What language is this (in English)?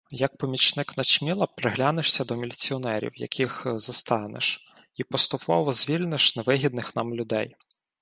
Ukrainian